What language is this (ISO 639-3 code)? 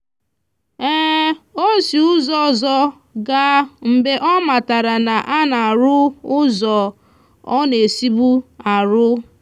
ibo